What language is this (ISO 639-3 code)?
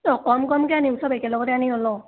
asm